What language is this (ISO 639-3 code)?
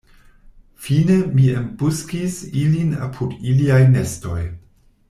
epo